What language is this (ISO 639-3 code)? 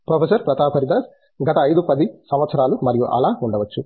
tel